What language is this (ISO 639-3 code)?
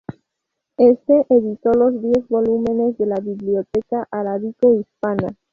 spa